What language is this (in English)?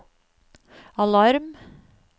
Norwegian